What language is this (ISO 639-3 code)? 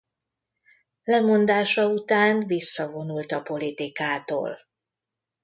hun